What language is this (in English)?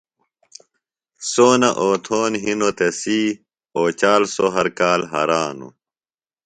Phalura